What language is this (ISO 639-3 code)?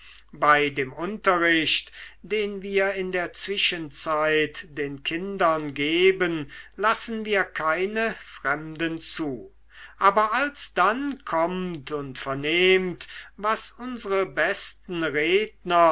deu